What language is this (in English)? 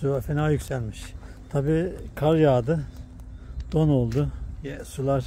Turkish